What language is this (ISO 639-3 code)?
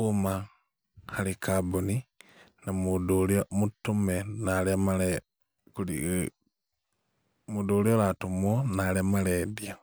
kik